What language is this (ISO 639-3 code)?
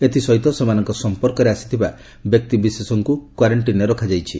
ori